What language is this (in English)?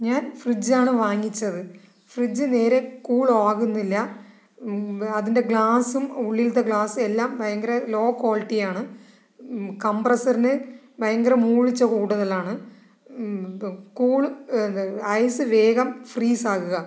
Malayalam